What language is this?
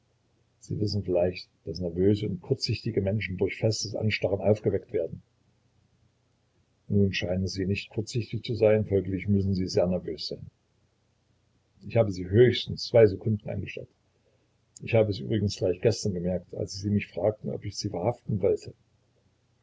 German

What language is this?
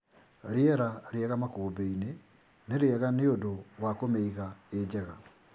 Kikuyu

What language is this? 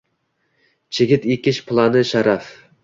Uzbek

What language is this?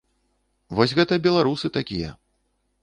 Belarusian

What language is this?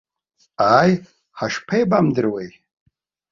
Abkhazian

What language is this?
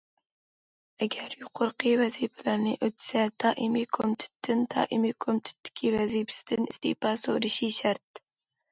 Uyghur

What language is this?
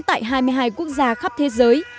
Vietnamese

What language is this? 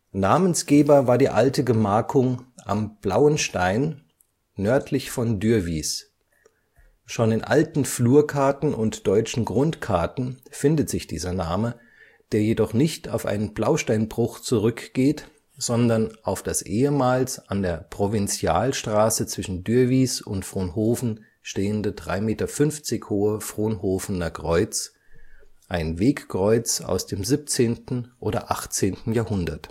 German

